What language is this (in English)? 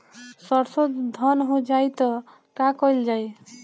Bhojpuri